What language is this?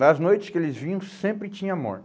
Portuguese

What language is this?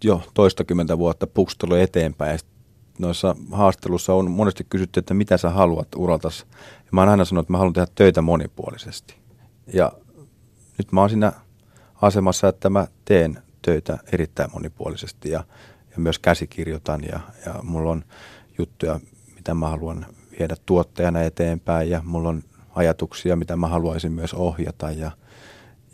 Finnish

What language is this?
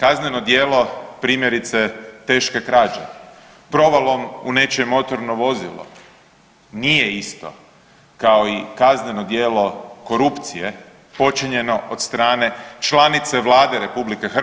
Croatian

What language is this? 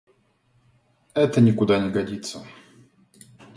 Russian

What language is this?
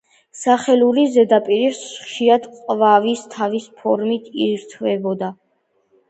Georgian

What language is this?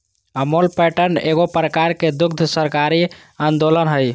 Magahi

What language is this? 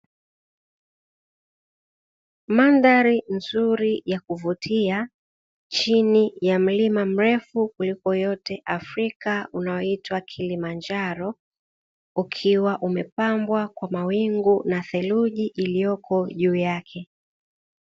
Swahili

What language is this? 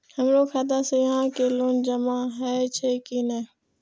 Maithili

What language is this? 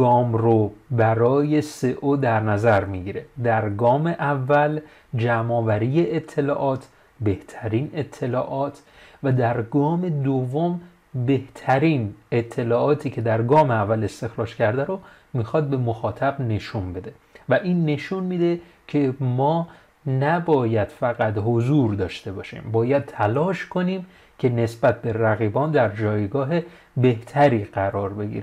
Persian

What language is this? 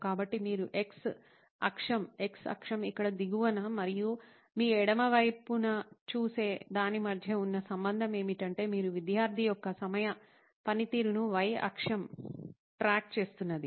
Telugu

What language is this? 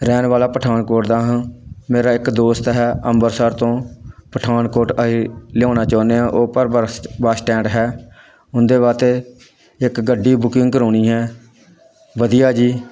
Punjabi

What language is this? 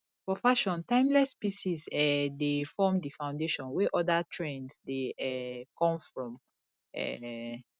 Nigerian Pidgin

